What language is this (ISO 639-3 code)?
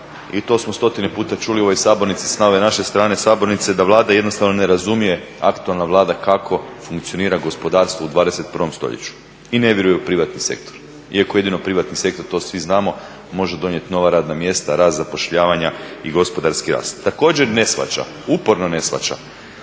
hrv